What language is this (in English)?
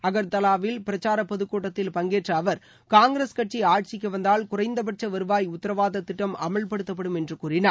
Tamil